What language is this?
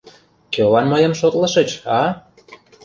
Mari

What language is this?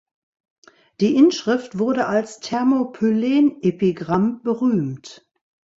German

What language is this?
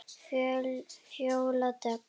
Icelandic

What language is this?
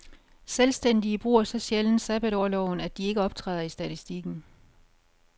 Danish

